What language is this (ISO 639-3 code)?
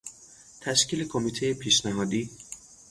fas